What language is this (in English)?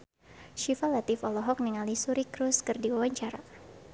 Sundanese